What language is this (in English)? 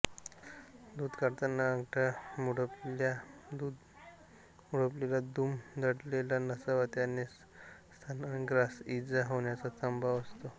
Marathi